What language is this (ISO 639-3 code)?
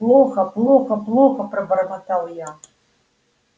rus